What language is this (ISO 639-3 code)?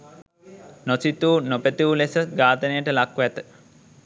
sin